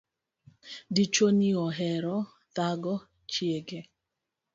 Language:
Luo (Kenya and Tanzania)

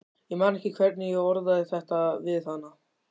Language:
Icelandic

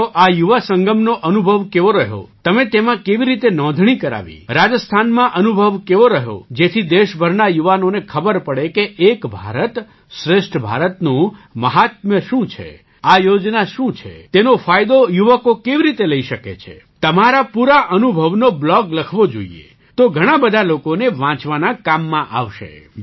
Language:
Gujarati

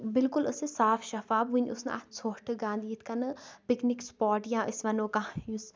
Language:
Kashmiri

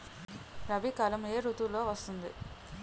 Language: Telugu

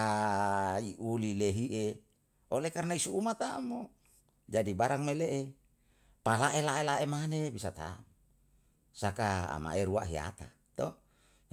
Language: Yalahatan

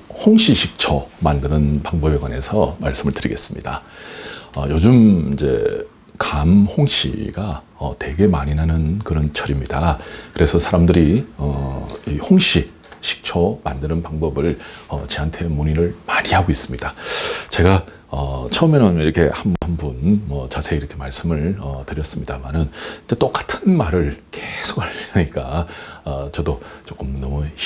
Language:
Korean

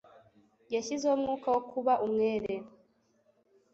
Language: Kinyarwanda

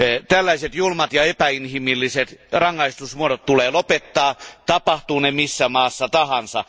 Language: Finnish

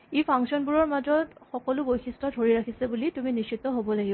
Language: Assamese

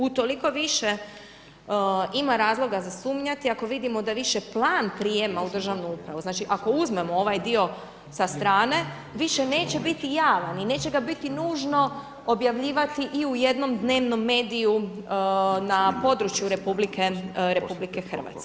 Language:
Croatian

